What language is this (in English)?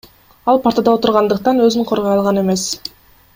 Kyrgyz